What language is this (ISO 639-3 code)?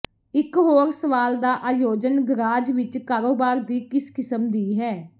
pan